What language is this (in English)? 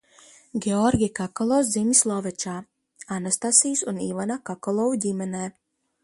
Latvian